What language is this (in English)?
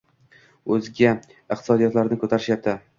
Uzbek